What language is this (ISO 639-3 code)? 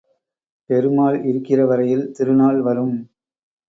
tam